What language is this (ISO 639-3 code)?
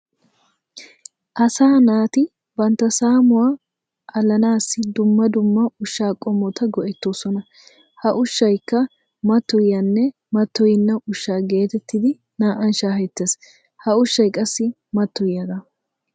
wal